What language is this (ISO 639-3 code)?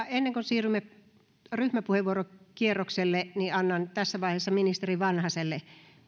fin